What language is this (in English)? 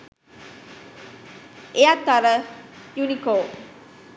Sinhala